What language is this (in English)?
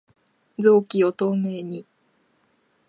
Japanese